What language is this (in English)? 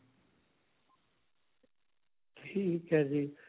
Punjabi